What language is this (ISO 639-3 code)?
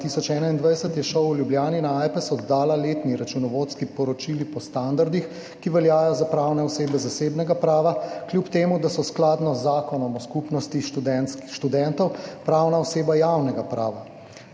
slv